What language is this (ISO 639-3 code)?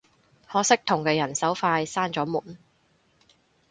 yue